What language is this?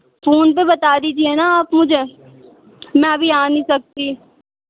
Urdu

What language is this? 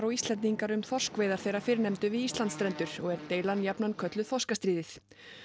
Icelandic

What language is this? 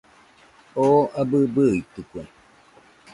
Nüpode Huitoto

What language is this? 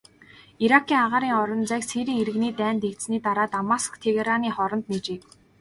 Mongolian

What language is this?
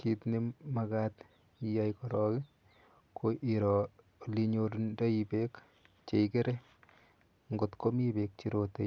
Kalenjin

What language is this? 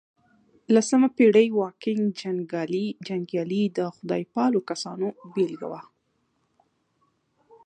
Pashto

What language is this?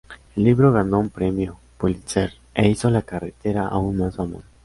Spanish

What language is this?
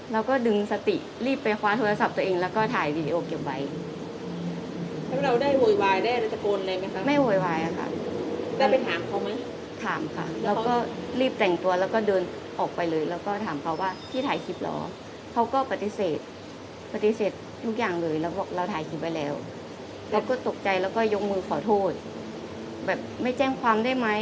Thai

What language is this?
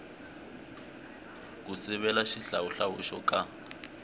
Tsonga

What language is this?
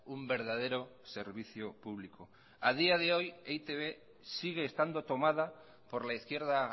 Spanish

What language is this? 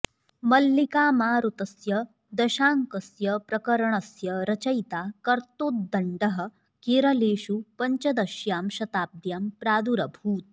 Sanskrit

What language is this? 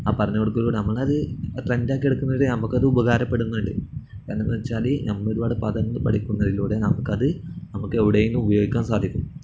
Malayalam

